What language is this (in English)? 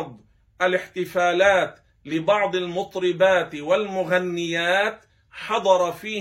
Arabic